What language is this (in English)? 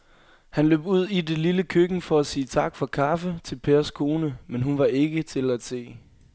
Danish